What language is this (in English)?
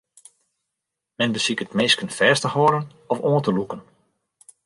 Western Frisian